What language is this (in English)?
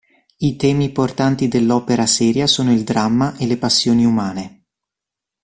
Italian